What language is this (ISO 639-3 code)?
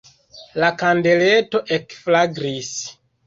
epo